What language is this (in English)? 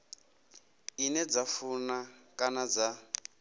Venda